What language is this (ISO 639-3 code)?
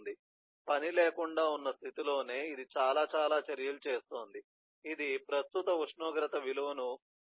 tel